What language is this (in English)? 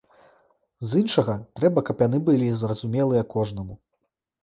Belarusian